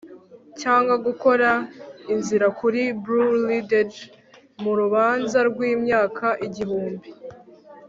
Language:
Kinyarwanda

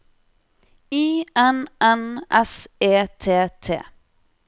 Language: Norwegian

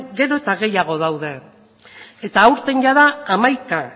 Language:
Basque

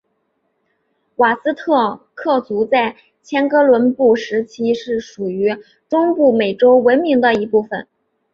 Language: Chinese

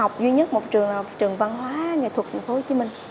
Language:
Vietnamese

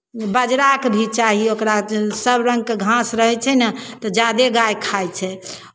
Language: Maithili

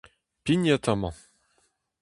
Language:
Breton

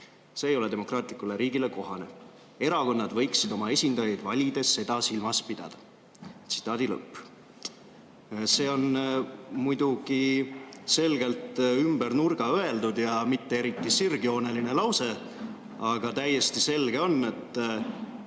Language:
Estonian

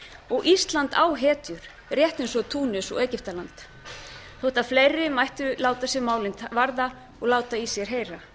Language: Icelandic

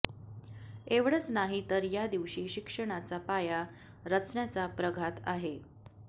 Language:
Marathi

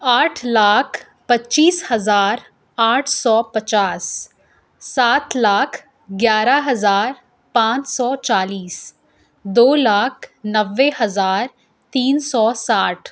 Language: Urdu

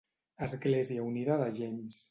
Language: Catalan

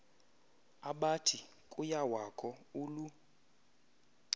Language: Xhosa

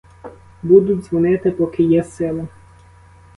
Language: Ukrainian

